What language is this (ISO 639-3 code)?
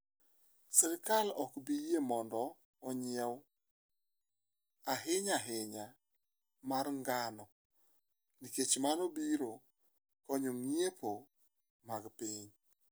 luo